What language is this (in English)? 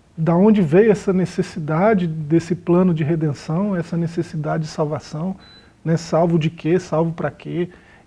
Portuguese